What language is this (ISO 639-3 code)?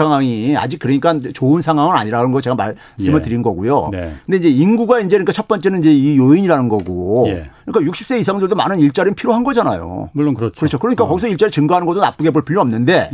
kor